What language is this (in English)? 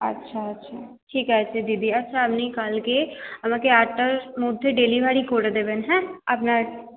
Bangla